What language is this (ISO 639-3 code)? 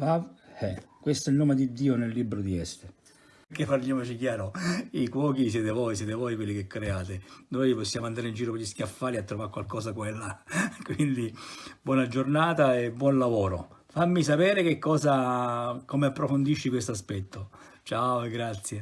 ita